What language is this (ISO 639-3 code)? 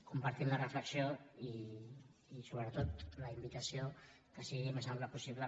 cat